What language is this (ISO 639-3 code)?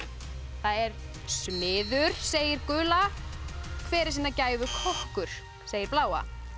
isl